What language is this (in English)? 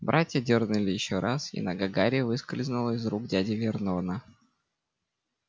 Russian